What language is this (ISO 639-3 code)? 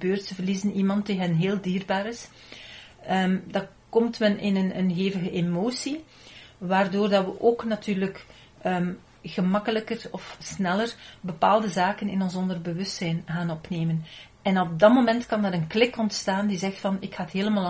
nld